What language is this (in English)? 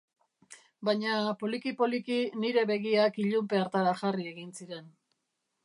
Basque